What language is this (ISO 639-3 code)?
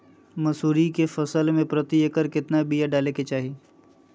mag